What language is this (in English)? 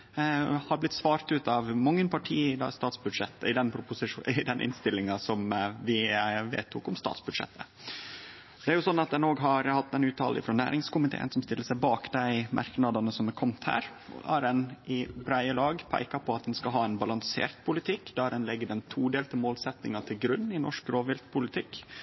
Norwegian Nynorsk